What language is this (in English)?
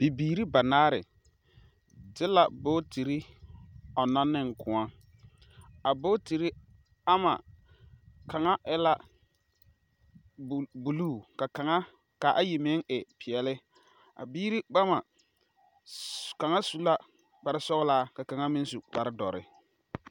Southern Dagaare